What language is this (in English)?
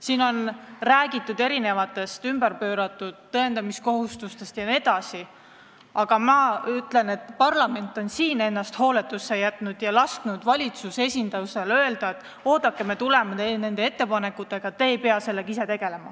Estonian